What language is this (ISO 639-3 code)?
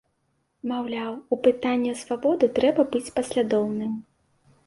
bel